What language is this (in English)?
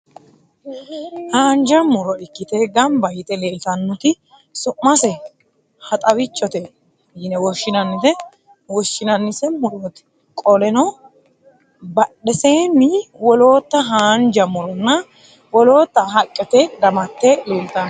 Sidamo